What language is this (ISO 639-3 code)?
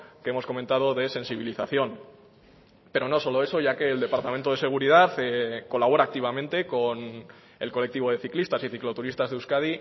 spa